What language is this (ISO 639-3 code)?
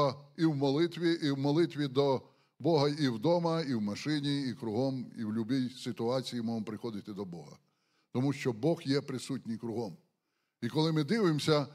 ukr